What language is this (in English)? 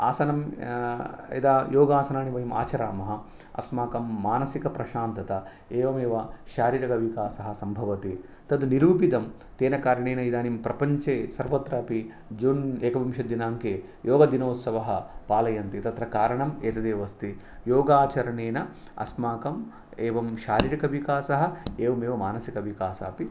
Sanskrit